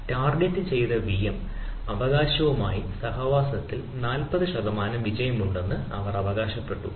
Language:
Malayalam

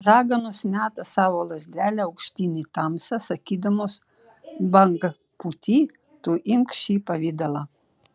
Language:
Lithuanian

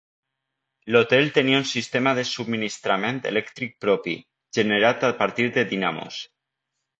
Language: Catalan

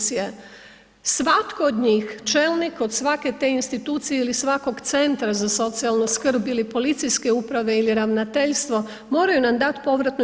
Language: Croatian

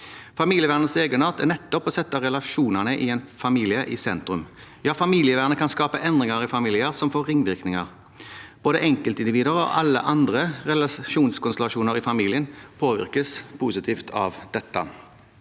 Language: Norwegian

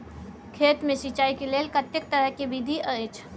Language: Maithili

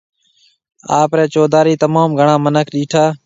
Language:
Marwari (Pakistan)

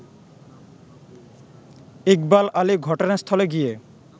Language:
Bangla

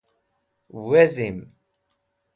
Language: Wakhi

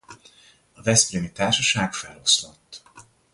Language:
Hungarian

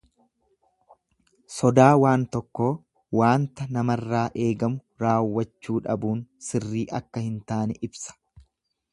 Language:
Oromo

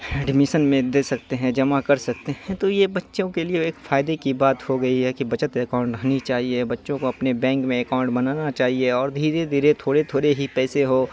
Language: Urdu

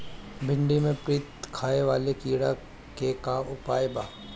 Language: Bhojpuri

